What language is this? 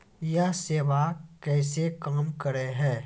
Maithili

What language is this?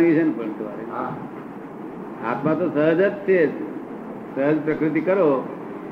Gujarati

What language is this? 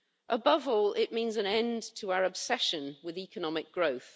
English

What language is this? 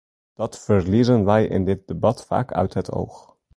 Dutch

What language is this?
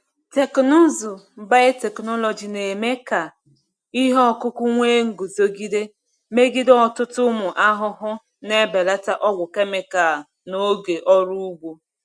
Igbo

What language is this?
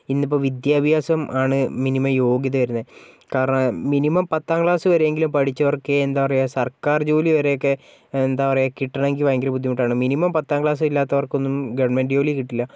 Malayalam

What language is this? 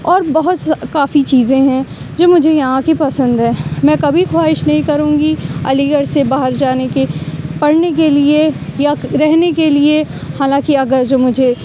Urdu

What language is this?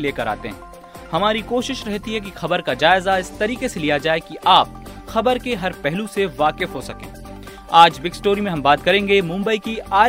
Hindi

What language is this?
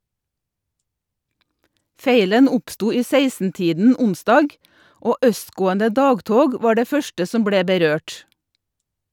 Norwegian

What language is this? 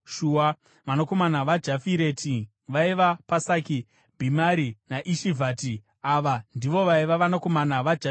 Shona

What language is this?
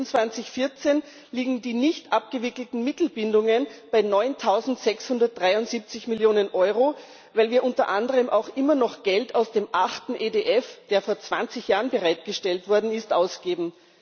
German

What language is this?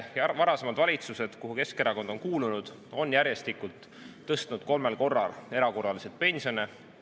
Estonian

